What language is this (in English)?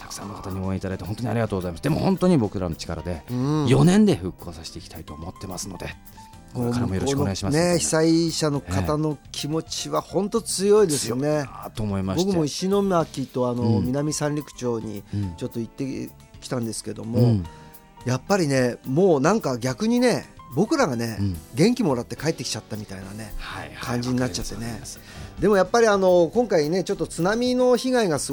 Japanese